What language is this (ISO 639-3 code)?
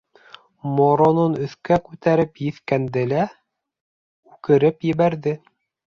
bak